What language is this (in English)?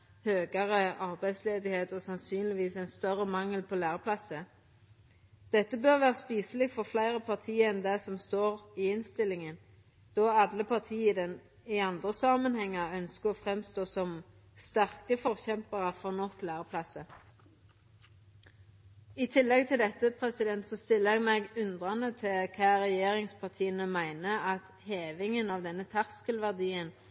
Norwegian Nynorsk